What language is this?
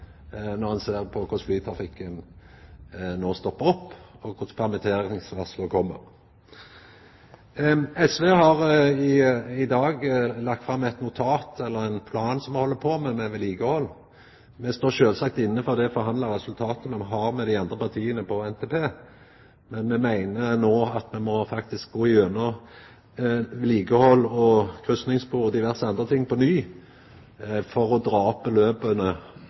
Norwegian Nynorsk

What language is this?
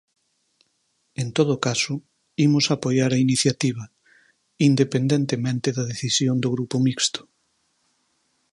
Galician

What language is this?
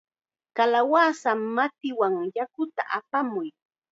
Chiquián Ancash Quechua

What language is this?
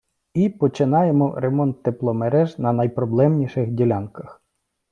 Ukrainian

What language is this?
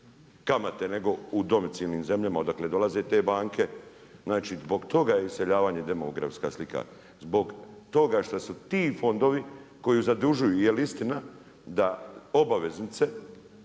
Croatian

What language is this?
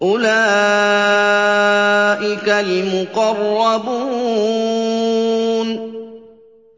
Arabic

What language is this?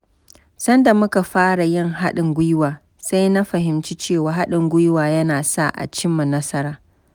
Hausa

